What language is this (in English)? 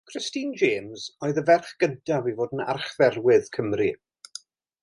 Welsh